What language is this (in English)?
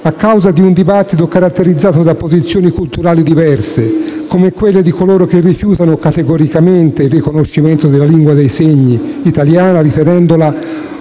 Italian